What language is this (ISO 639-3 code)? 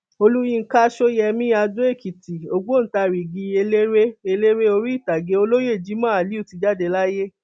yor